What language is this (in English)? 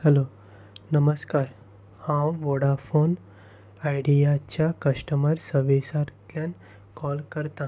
Konkani